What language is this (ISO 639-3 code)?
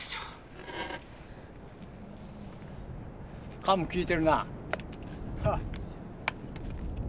jpn